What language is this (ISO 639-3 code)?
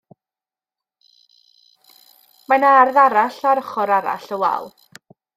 cym